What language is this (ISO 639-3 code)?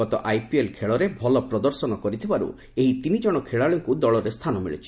ori